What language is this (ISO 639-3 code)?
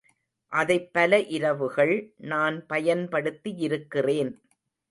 tam